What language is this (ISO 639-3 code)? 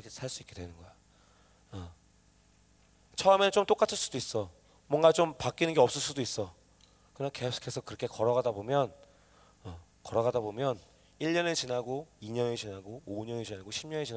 kor